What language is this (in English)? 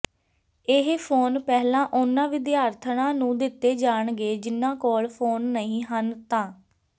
Punjabi